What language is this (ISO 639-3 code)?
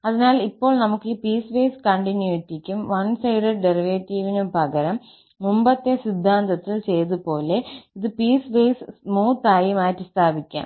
mal